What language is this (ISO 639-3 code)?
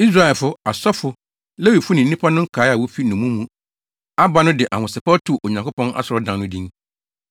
aka